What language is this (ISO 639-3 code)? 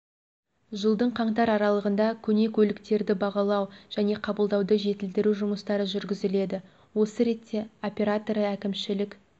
kaz